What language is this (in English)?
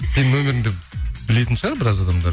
Kazakh